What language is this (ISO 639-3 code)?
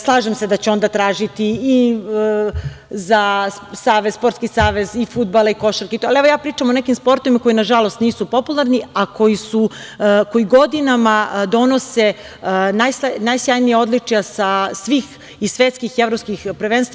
srp